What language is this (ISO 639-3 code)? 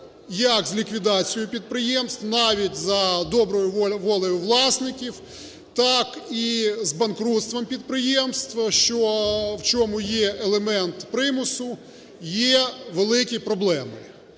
ukr